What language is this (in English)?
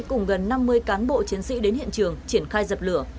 Vietnamese